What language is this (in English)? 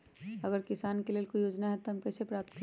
Magahi